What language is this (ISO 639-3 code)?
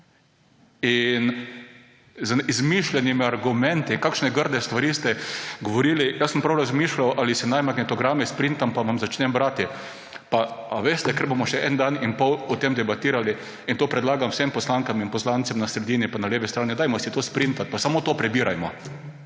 slv